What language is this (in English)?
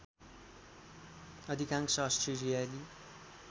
Nepali